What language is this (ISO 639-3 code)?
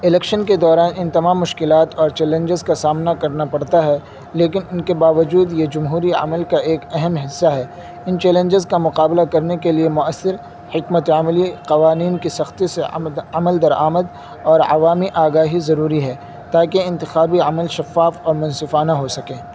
urd